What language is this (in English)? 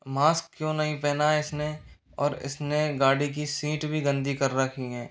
Hindi